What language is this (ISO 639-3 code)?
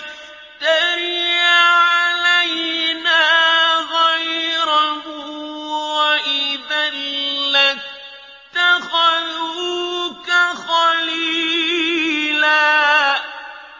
ara